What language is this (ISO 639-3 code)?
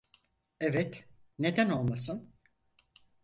tur